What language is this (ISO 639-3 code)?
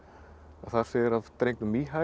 isl